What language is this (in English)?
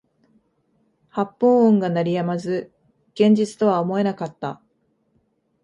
Japanese